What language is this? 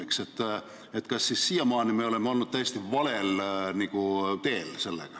Estonian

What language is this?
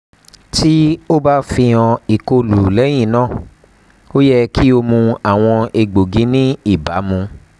Yoruba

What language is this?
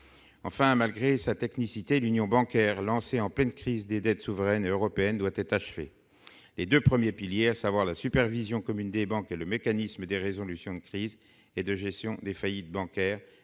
French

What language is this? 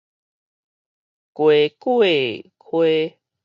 Min Nan Chinese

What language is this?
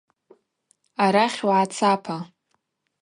Abaza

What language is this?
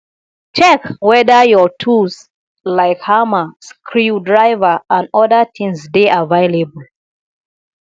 Nigerian Pidgin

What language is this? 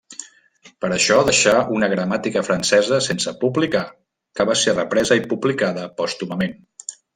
Catalan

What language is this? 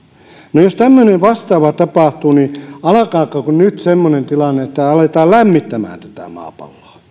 Finnish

